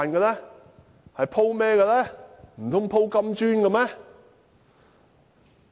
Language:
Cantonese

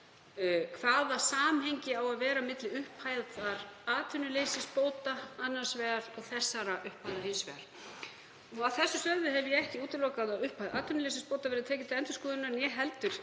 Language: Icelandic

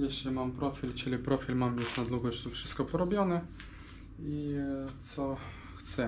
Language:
Polish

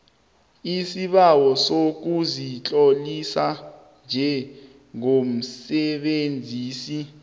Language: South Ndebele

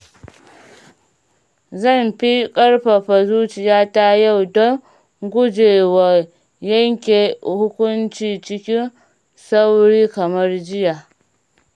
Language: Hausa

